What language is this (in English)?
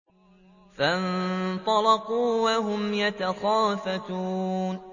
Arabic